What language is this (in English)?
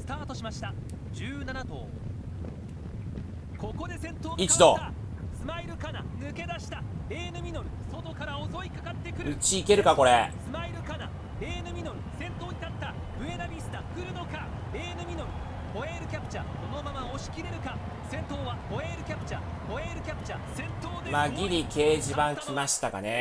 Japanese